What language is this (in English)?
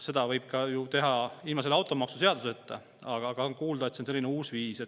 Estonian